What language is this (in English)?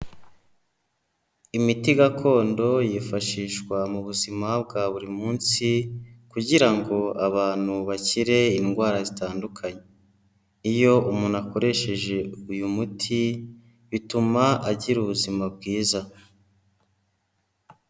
Kinyarwanda